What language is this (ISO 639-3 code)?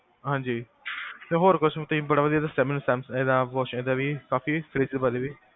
pan